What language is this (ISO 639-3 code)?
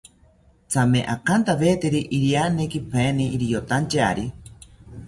cpy